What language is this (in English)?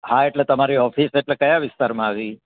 Gujarati